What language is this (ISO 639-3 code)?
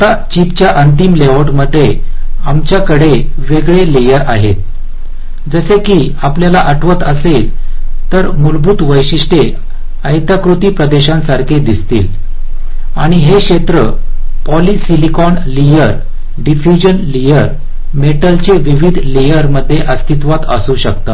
mar